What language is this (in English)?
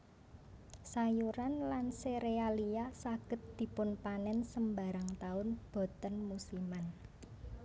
Javanese